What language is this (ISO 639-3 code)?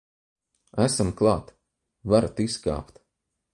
lav